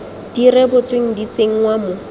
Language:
Tswana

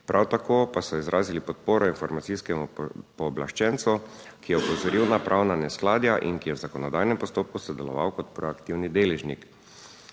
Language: Slovenian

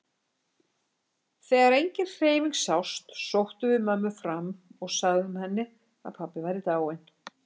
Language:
Icelandic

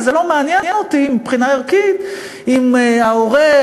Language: Hebrew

